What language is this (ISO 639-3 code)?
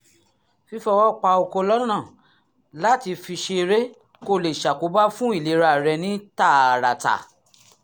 yor